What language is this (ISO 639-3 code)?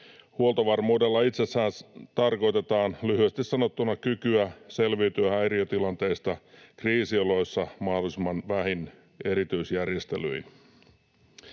fin